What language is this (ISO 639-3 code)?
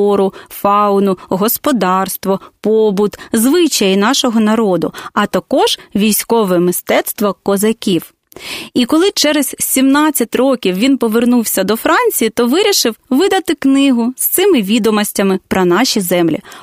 ukr